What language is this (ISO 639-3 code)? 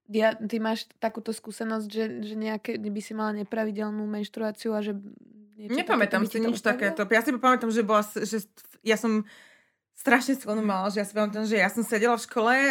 slk